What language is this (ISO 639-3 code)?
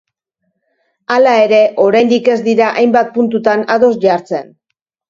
eus